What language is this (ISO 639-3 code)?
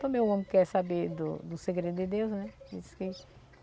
por